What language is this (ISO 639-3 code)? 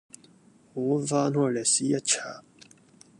yue